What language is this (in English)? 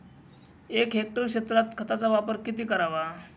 Marathi